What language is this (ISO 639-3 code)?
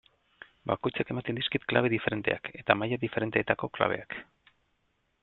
eus